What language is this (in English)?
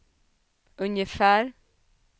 Swedish